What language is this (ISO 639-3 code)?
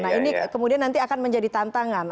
ind